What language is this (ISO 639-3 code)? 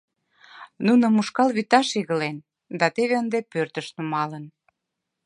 chm